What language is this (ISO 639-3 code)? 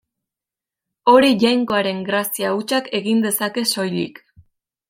eus